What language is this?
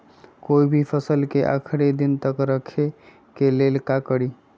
Magahi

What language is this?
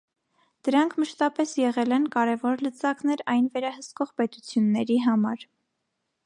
Armenian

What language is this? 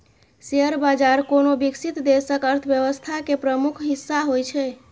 Maithili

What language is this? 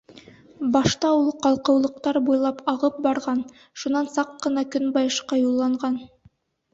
Bashkir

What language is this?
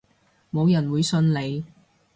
Cantonese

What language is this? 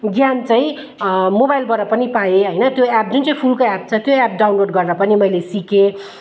Nepali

